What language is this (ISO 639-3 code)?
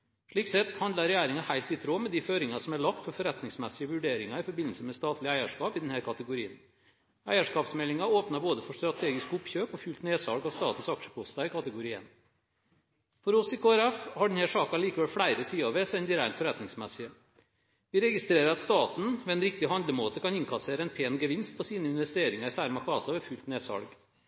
nob